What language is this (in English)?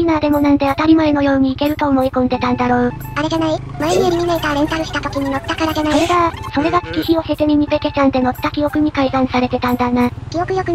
Japanese